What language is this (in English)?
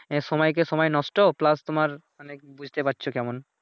Bangla